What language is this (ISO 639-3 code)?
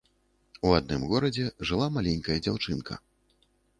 bel